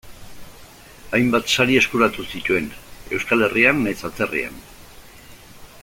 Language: Basque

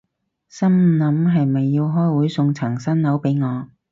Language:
Cantonese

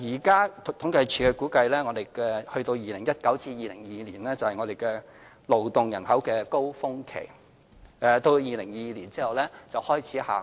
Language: Cantonese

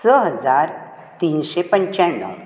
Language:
Konkani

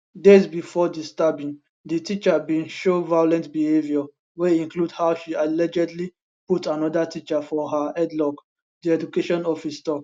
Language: Nigerian Pidgin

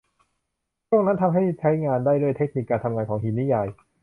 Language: Thai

